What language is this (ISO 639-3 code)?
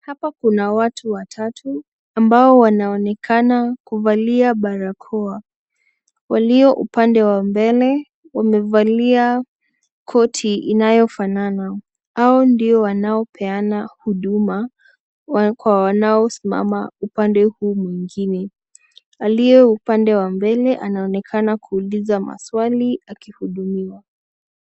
swa